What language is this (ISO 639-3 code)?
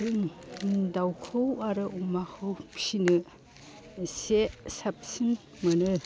brx